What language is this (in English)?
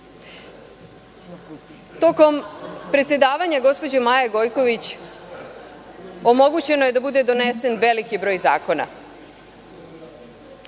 Serbian